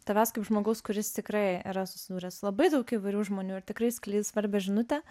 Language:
Lithuanian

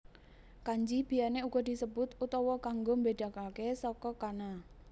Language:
Javanese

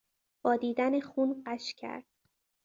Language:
Persian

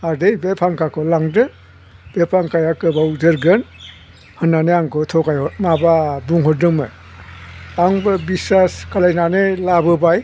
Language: Bodo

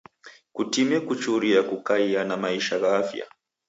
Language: Taita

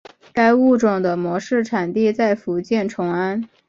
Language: Chinese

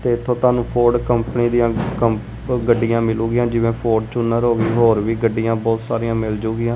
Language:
Punjabi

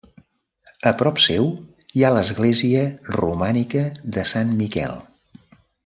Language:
Catalan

